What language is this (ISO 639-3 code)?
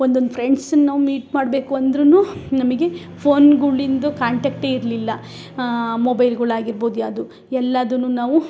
kan